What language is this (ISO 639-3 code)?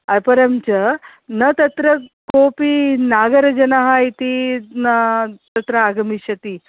san